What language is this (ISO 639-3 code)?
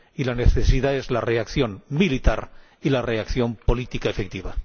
spa